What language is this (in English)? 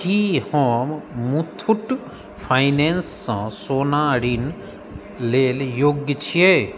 Maithili